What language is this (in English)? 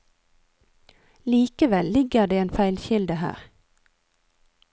Norwegian